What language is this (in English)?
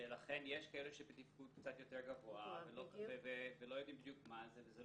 Hebrew